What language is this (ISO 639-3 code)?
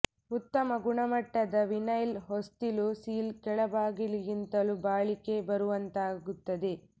kan